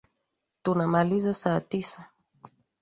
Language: Swahili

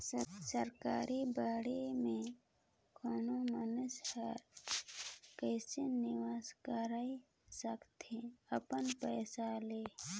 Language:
Chhattisgarhi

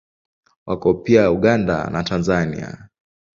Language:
Swahili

